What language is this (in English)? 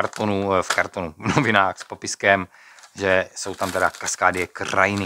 Czech